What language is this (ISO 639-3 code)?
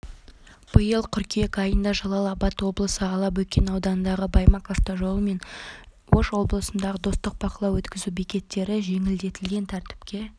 kaz